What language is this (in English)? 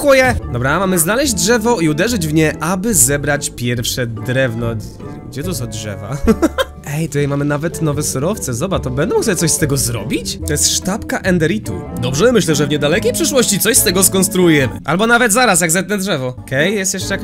Polish